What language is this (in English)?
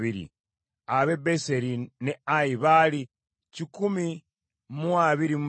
Ganda